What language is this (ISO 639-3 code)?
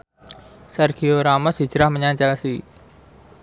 jav